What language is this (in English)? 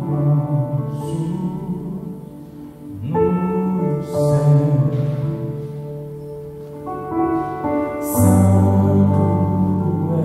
Finnish